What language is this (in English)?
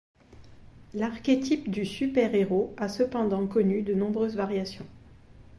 French